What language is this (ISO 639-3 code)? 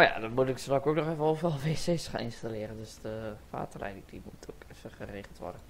nld